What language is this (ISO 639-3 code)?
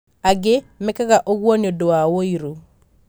kik